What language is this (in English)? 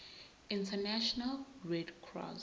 Zulu